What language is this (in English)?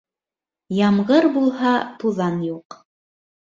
Bashkir